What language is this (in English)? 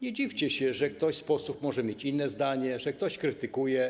Polish